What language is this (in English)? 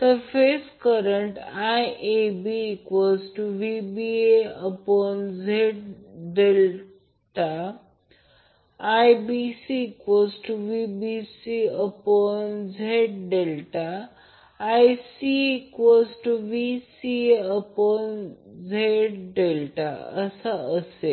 Marathi